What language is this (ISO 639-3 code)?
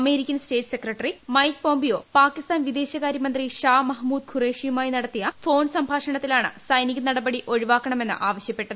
mal